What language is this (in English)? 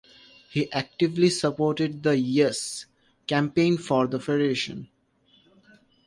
English